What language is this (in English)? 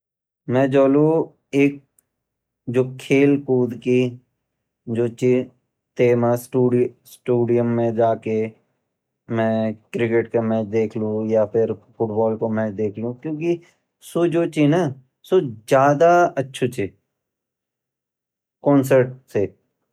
Garhwali